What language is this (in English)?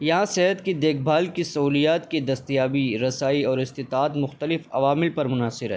Urdu